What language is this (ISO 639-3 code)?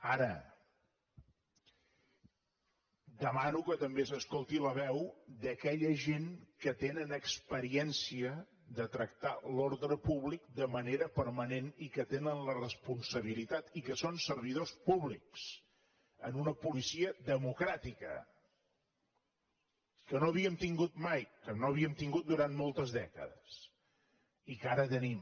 cat